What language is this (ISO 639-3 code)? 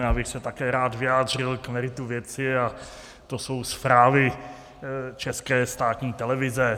ces